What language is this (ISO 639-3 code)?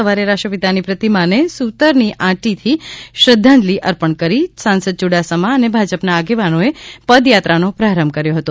guj